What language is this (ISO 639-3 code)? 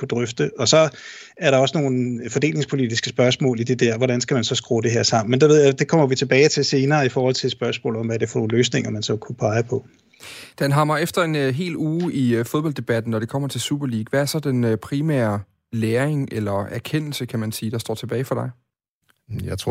dan